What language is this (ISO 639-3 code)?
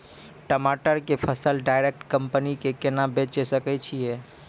mai